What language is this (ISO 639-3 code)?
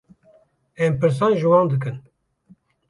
kur